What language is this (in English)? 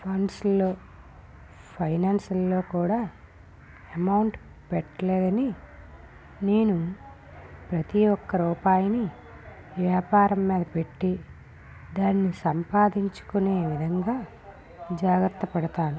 Telugu